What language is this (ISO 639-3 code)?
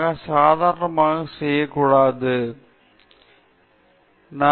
tam